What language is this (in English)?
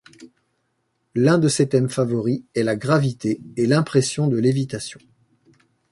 French